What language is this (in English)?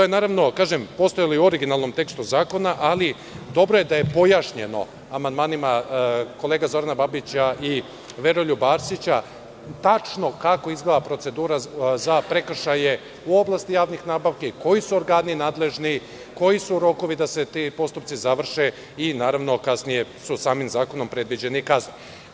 Serbian